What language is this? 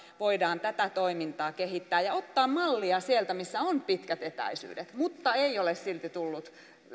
Finnish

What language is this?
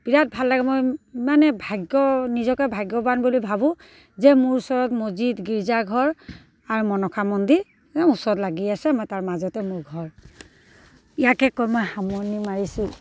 Assamese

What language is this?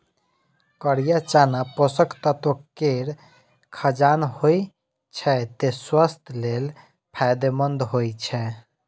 Maithili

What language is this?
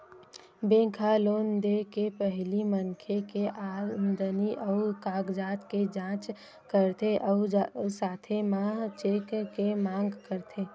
Chhattisgarhi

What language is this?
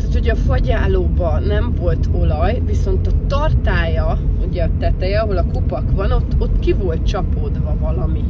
Hungarian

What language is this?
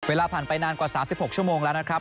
Thai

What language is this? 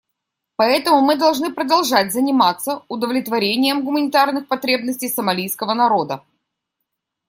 Russian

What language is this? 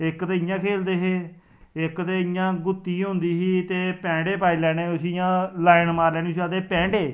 Dogri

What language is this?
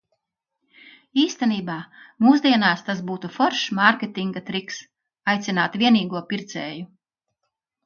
Latvian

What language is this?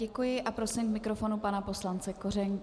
Czech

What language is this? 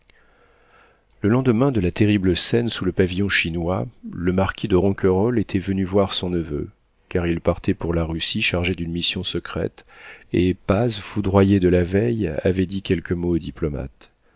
French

